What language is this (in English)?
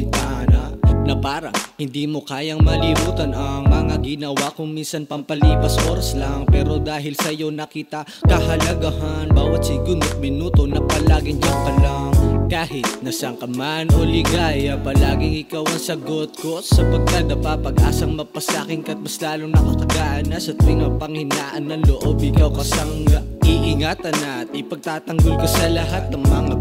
Indonesian